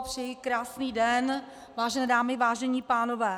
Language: Czech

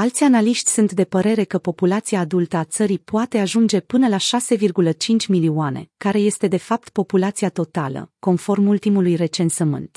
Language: Romanian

